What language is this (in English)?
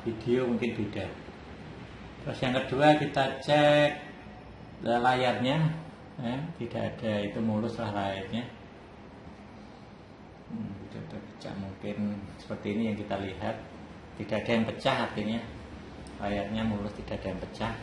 Indonesian